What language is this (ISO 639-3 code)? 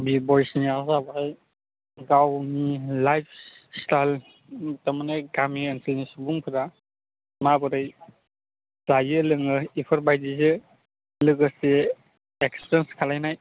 brx